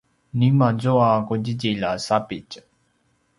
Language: Paiwan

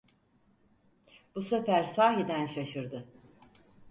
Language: Turkish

